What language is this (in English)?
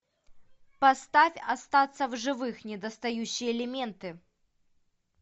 Russian